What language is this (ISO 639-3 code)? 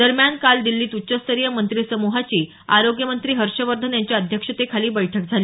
mar